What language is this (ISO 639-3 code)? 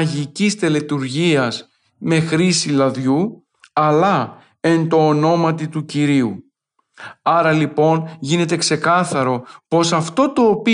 ell